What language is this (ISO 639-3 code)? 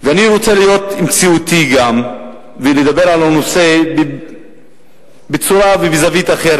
heb